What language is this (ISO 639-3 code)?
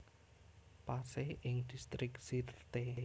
jav